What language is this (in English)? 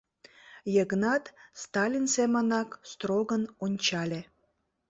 Mari